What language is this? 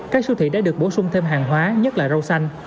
Vietnamese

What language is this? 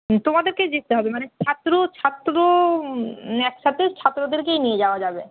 Bangla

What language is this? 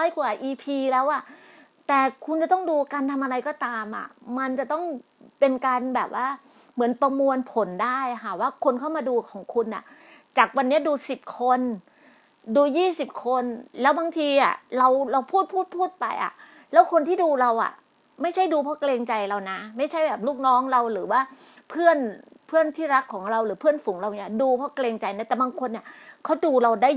Thai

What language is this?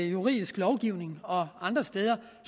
Danish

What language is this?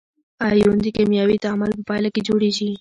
Pashto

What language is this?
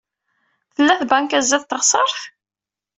Kabyle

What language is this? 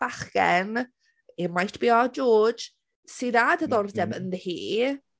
Welsh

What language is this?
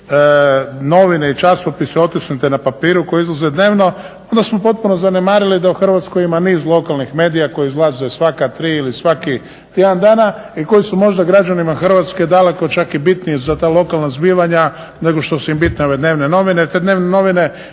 Croatian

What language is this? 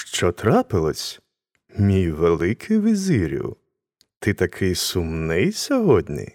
Ukrainian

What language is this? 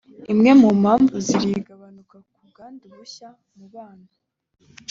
Kinyarwanda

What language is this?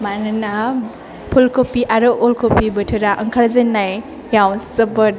Bodo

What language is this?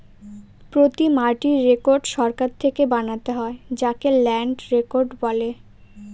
Bangla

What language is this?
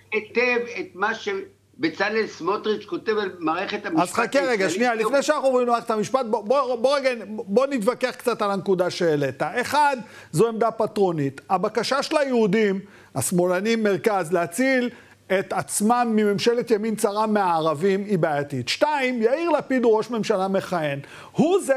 Hebrew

